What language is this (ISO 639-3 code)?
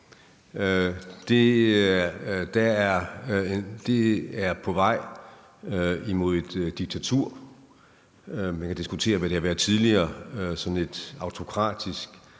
dan